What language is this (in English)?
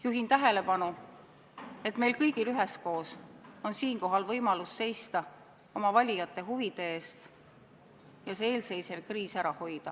Estonian